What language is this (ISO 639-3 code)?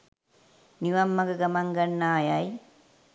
sin